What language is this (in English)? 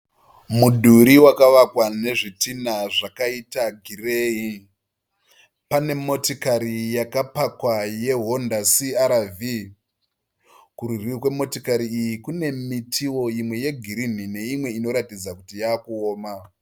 Shona